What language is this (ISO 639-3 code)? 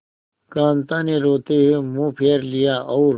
hin